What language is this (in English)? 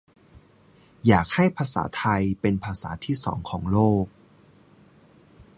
Thai